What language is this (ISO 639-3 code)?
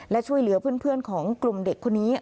tha